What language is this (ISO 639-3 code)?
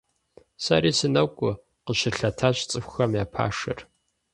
kbd